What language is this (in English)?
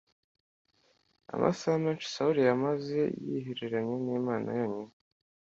Kinyarwanda